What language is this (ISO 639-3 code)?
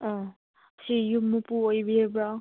mni